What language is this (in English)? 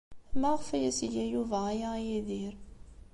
Kabyle